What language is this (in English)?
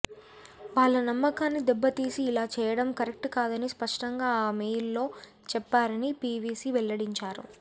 Telugu